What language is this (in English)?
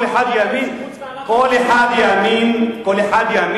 Hebrew